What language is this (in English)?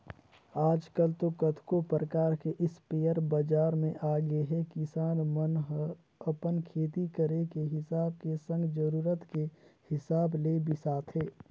Chhattisgarhi